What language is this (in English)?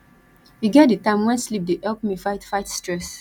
Nigerian Pidgin